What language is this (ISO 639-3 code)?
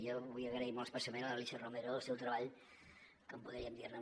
cat